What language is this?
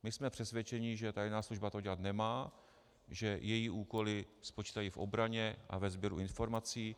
Czech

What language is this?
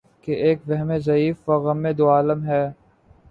Urdu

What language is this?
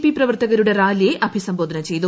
Malayalam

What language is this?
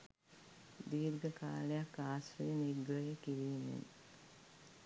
Sinhala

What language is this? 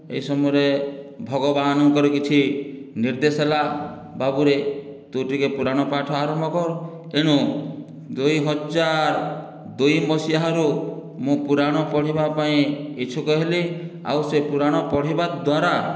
Odia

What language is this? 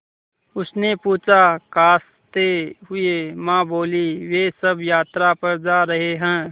Hindi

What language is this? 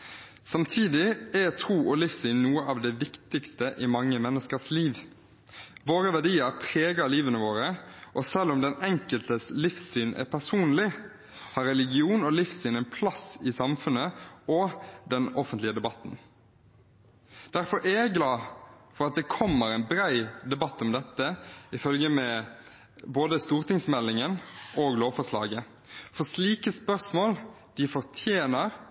Norwegian Bokmål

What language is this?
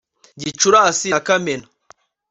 Kinyarwanda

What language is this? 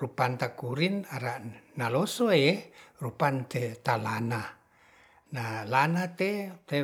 Ratahan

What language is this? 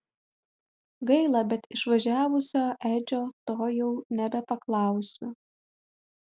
Lithuanian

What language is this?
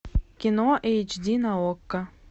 Russian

